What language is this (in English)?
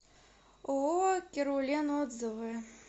Russian